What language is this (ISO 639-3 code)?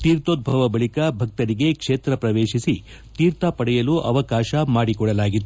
kan